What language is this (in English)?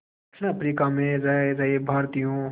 Hindi